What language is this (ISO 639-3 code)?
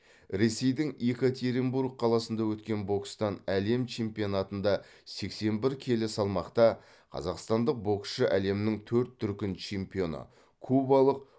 kaz